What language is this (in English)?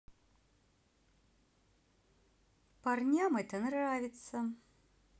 Russian